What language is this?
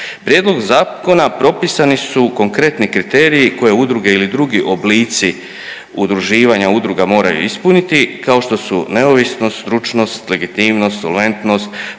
Croatian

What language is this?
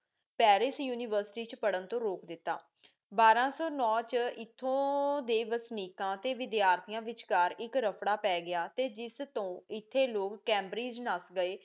Punjabi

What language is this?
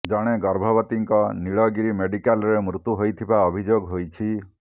Odia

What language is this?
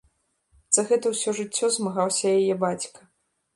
Belarusian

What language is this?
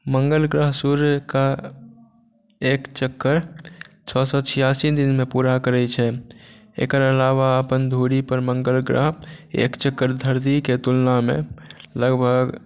Maithili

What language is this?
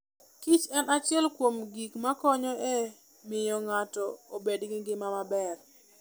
Luo (Kenya and Tanzania)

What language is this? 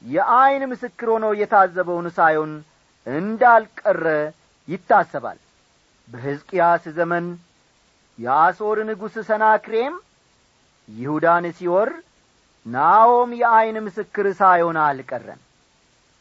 Amharic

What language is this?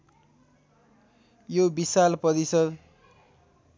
Nepali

